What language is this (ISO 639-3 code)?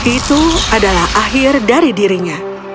ind